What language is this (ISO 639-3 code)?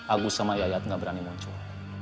ind